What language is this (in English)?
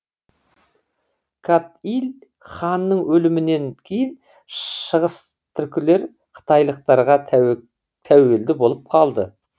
Kazakh